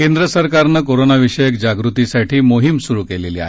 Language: Marathi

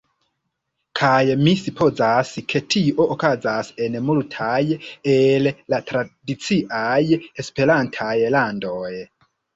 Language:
Esperanto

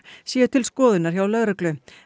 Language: Icelandic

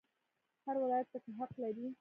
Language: Pashto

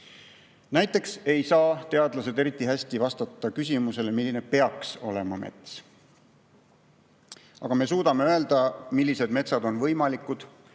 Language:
Estonian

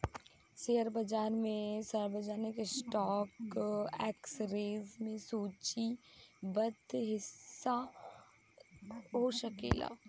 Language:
Bhojpuri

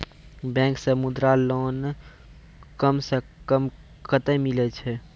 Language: Maithili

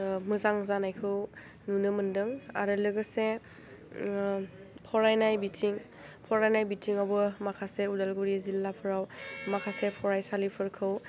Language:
Bodo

